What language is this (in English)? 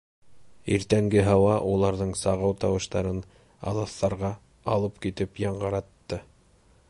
Bashkir